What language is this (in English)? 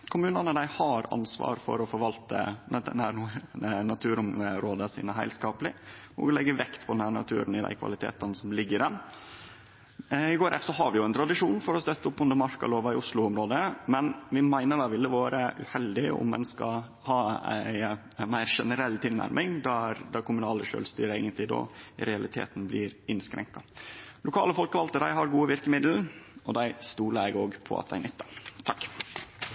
Norwegian